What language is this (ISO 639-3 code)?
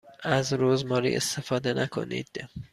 fas